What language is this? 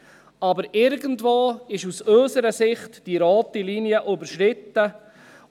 Swiss German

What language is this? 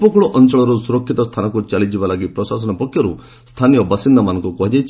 Odia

